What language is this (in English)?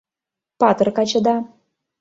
Mari